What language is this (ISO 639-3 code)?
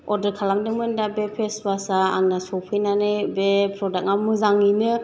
brx